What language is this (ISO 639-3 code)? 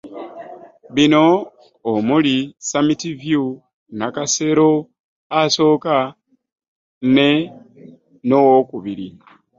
lug